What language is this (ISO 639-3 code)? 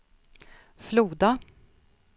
swe